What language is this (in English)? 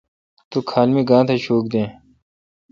Kalkoti